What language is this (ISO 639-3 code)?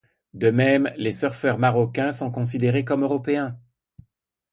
fra